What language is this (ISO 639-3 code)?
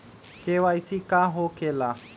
mag